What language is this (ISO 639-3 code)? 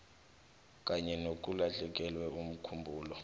nbl